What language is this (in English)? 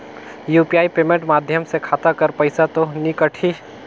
Chhattisgarhi